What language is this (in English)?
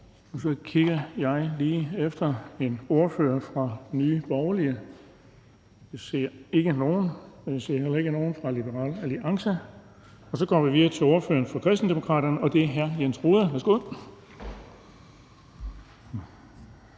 Danish